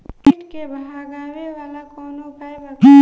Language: Bhojpuri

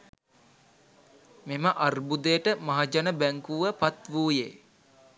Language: Sinhala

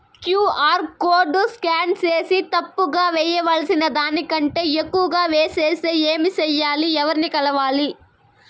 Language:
Telugu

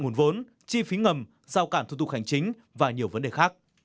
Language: Vietnamese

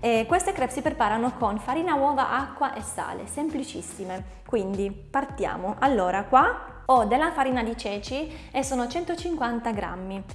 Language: Italian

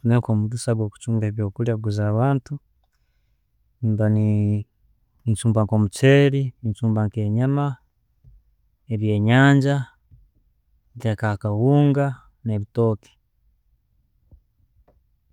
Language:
Tooro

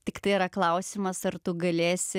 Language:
Lithuanian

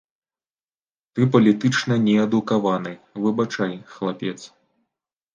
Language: Belarusian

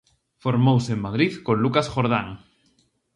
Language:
Galician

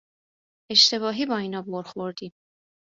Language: Persian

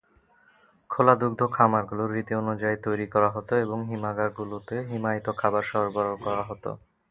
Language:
Bangla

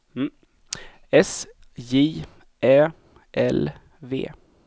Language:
Swedish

